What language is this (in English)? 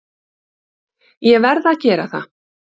Icelandic